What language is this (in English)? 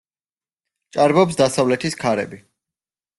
Georgian